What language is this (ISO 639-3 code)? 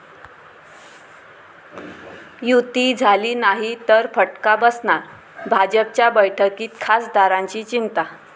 mar